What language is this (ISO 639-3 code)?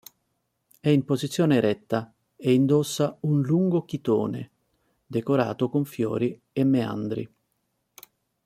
ita